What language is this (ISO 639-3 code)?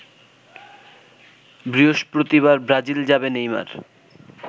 ben